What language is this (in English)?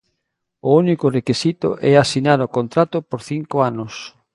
Galician